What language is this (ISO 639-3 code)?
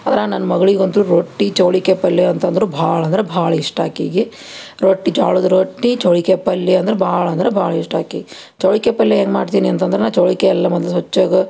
kan